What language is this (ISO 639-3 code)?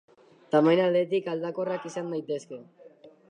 eus